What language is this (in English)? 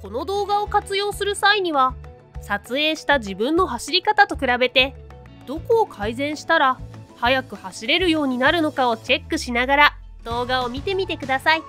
Japanese